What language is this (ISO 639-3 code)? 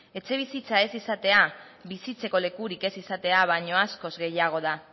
eus